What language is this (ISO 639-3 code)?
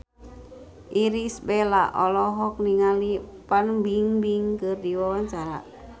sun